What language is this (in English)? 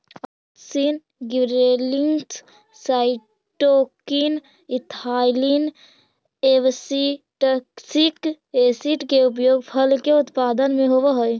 Magahi